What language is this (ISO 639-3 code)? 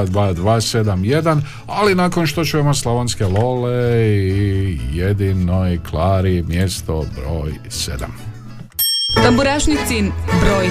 hrv